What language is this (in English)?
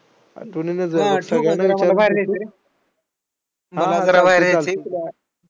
Marathi